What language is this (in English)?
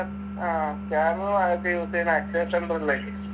Malayalam